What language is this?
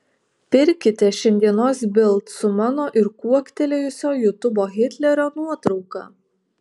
Lithuanian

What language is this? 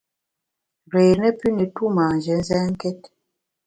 Bamun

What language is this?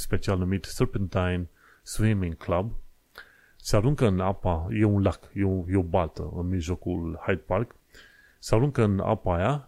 Romanian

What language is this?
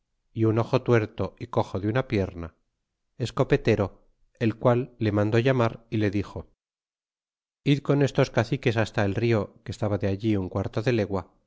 Spanish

